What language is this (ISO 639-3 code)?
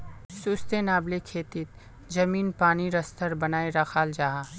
mag